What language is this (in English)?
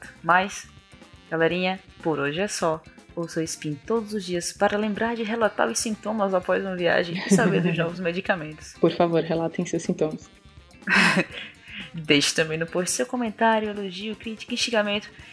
Portuguese